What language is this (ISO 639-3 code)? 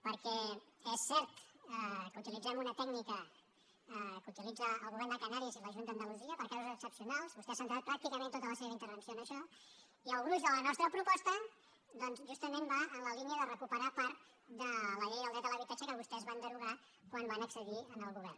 cat